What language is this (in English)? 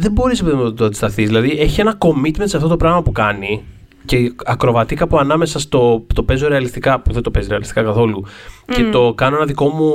Greek